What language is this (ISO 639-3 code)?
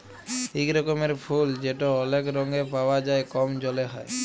ben